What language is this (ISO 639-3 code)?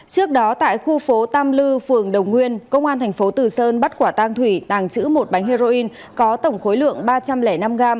vie